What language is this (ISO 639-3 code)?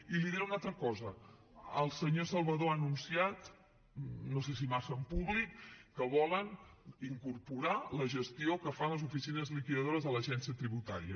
cat